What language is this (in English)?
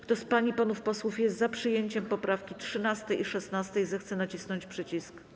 Polish